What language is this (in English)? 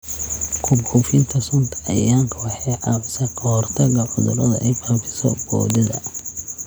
Somali